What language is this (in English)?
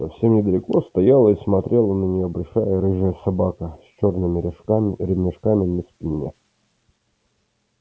Russian